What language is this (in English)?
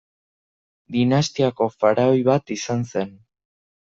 Basque